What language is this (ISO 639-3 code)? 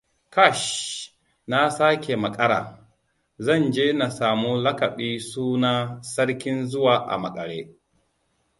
hau